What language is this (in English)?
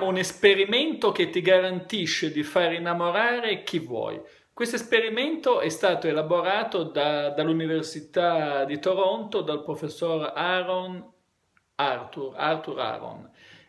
Italian